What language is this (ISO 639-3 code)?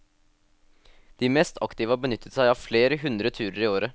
nor